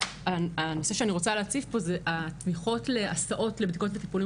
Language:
Hebrew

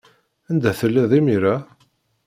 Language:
Kabyle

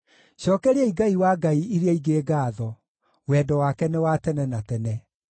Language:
Kikuyu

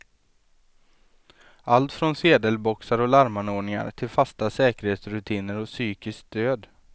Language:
Swedish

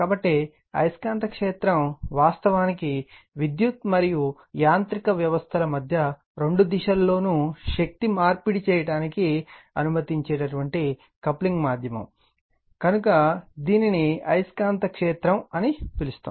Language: Telugu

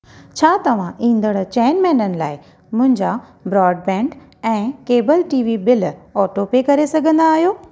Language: Sindhi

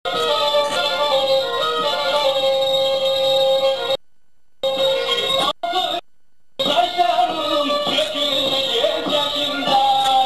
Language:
Arabic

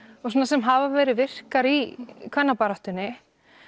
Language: Icelandic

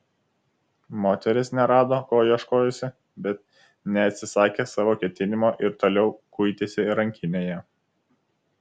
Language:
Lithuanian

